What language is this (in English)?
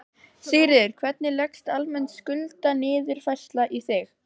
Icelandic